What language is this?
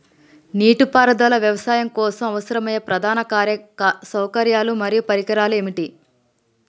Telugu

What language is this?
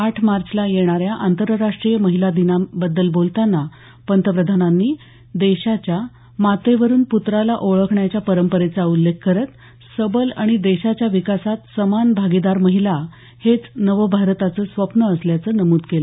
Marathi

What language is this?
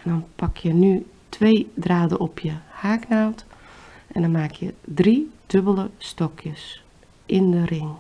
Dutch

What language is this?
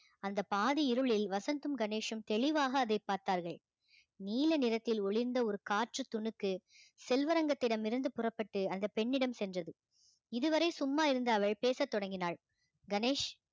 Tamil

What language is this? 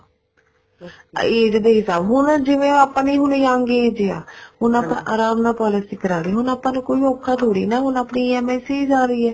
Punjabi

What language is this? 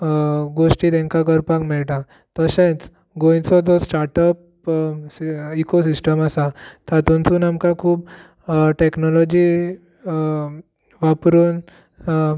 Konkani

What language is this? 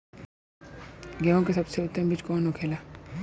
Bhojpuri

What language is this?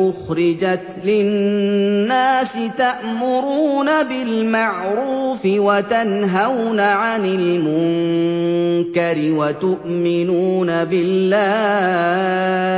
Arabic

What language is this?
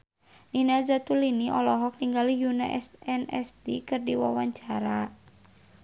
Sundanese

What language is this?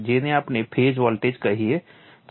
Gujarati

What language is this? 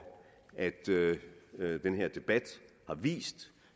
Danish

